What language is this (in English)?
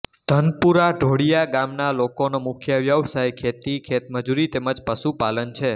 Gujarati